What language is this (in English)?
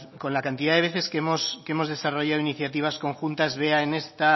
Spanish